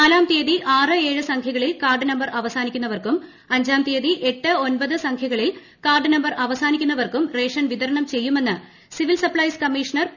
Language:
Malayalam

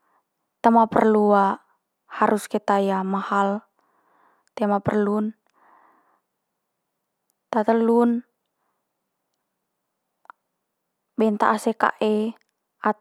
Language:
Manggarai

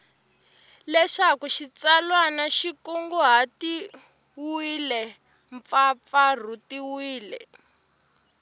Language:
Tsonga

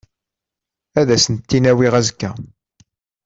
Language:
Kabyle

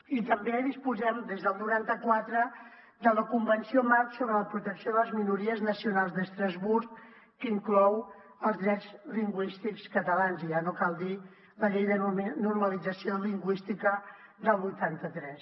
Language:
Catalan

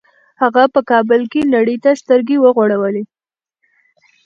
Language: Pashto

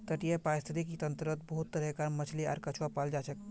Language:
Magahi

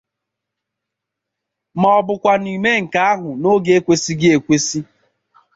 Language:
Igbo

